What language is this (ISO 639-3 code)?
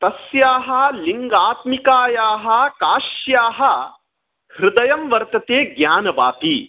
san